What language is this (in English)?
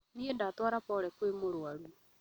Kikuyu